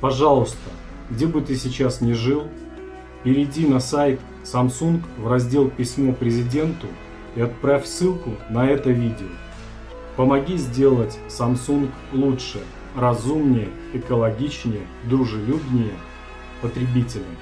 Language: Russian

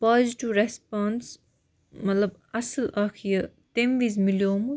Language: Kashmiri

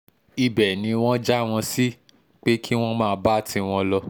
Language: Yoruba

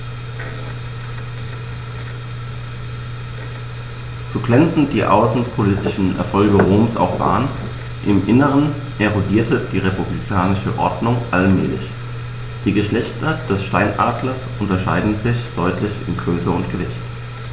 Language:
German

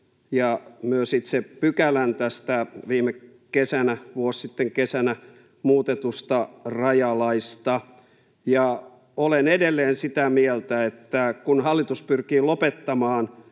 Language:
Finnish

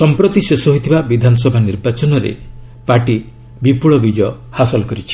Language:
Odia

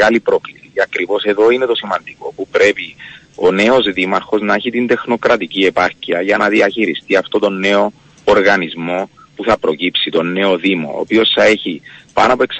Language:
Greek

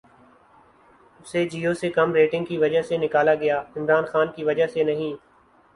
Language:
Urdu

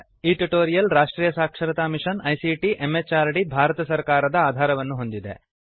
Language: Kannada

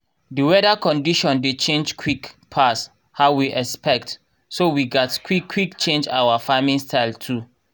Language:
Nigerian Pidgin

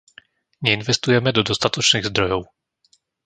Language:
Slovak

